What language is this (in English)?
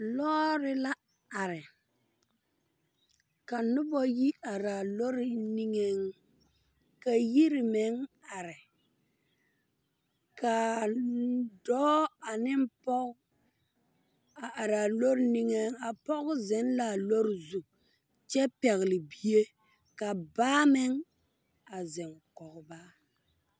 Southern Dagaare